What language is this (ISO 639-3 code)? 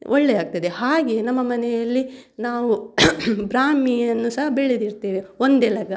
kan